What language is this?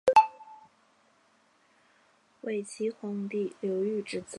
Chinese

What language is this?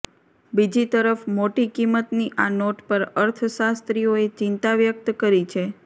Gujarati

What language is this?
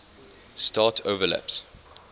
English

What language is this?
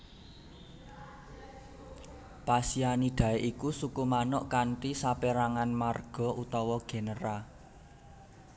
Javanese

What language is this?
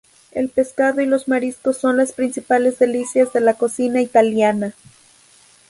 Spanish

